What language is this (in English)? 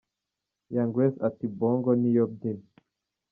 Kinyarwanda